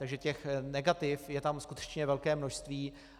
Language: Czech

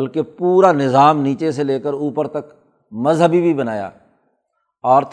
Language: Urdu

